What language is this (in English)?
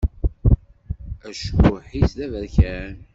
Kabyle